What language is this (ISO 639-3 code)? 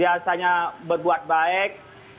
ind